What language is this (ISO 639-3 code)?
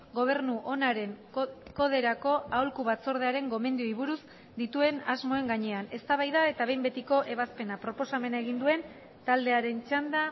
eus